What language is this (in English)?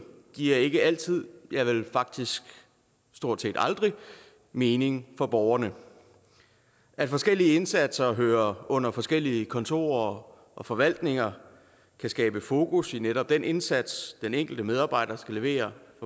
Danish